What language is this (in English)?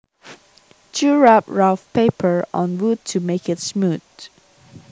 Javanese